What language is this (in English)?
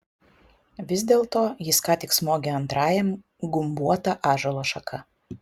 Lithuanian